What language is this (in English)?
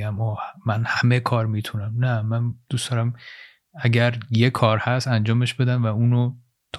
Persian